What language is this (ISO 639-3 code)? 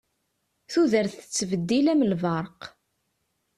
kab